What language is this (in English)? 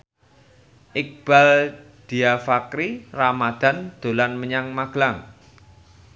Javanese